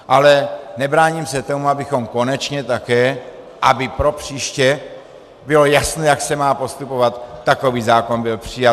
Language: Czech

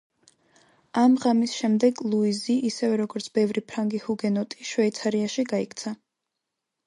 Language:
Georgian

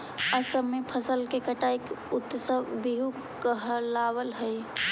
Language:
Magahi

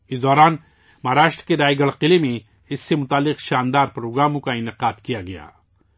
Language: Urdu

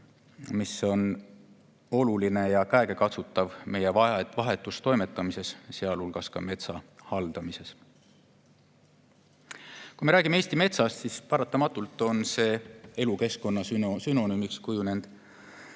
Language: Estonian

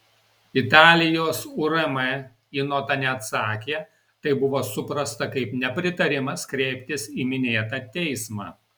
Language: Lithuanian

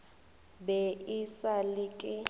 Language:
Northern Sotho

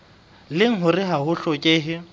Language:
Southern Sotho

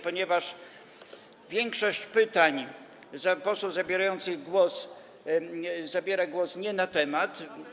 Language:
Polish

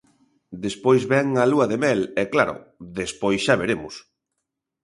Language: Galician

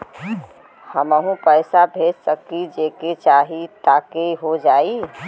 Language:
Bhojpuri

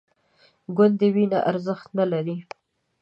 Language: Pashto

